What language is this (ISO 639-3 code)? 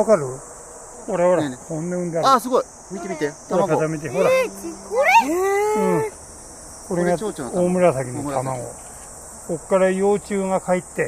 jpn